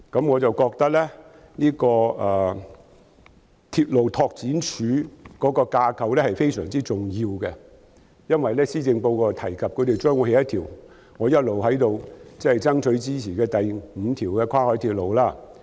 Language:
Cantonese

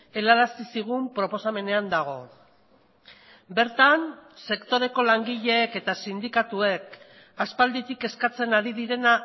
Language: Basque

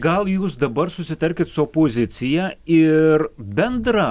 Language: Lithuanian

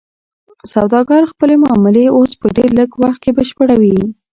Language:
Pashto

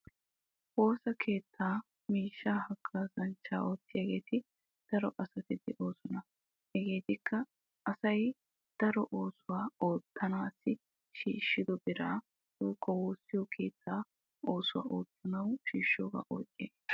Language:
Wolaytta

